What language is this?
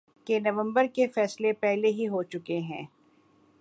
Urdu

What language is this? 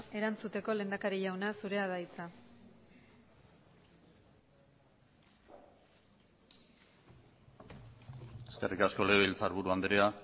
Basque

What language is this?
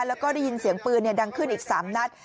Thai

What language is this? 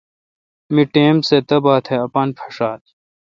Kalkoti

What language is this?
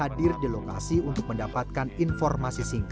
Indonesian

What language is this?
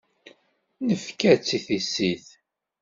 Kabyle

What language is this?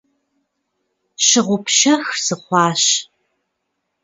Kabardian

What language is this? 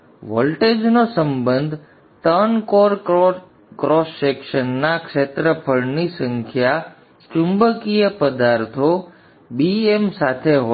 Gujarati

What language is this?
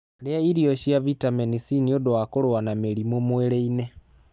Kikuyu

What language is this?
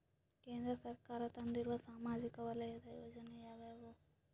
Kannada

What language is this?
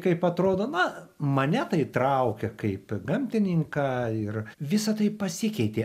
Lithuanian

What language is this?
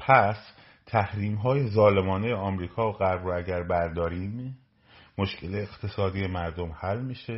Persian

